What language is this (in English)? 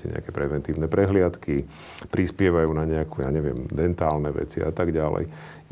Slovak